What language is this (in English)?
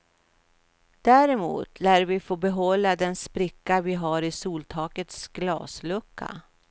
Swedish